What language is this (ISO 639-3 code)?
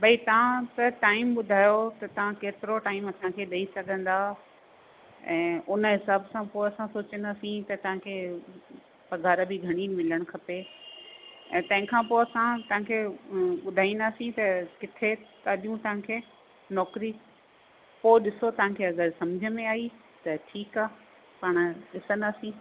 snd